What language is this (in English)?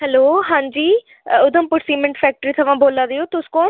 Dogri